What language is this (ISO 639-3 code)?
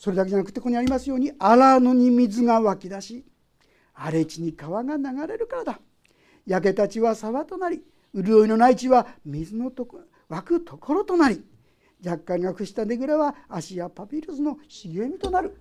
jpn